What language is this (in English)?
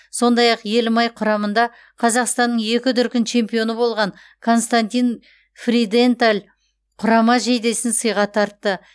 Kazakh